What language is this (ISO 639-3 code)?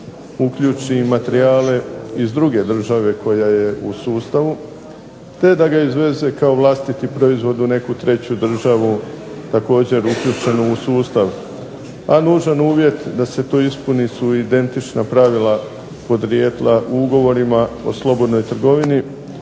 hrv